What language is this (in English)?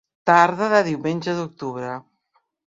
Catalan